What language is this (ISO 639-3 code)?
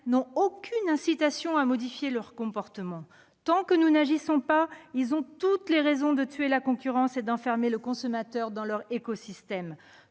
fra